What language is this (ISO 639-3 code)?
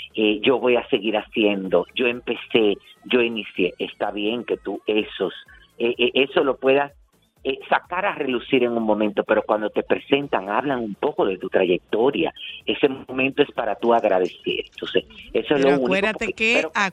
spa